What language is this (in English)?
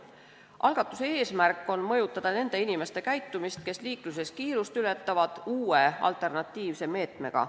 Estonian